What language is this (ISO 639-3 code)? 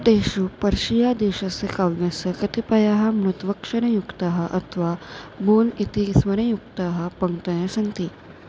san